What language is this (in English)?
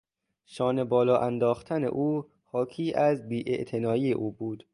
Persian